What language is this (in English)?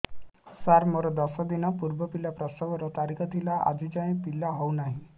Odia